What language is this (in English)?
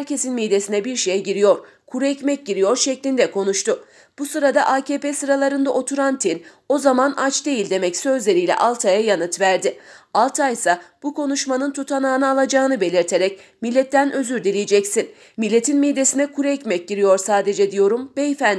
Turkish